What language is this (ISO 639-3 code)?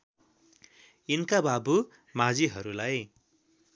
nep